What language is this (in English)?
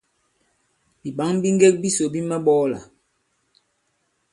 Bankon